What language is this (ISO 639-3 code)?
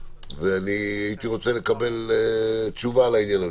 heb